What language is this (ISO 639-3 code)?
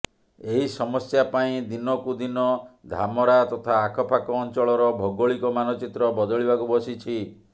ori